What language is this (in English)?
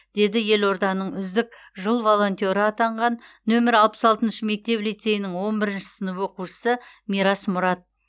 Kazakh